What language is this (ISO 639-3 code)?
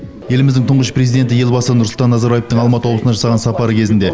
kaz